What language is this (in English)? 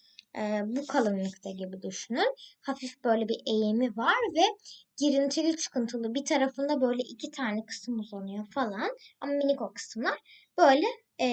Turkish